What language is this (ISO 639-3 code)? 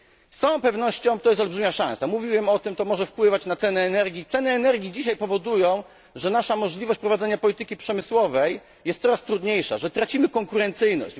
pol